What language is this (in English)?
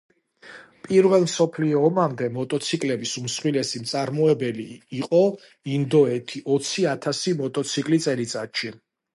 Georgian